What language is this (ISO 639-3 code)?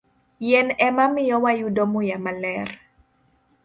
luo